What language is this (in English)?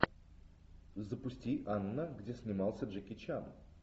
Russian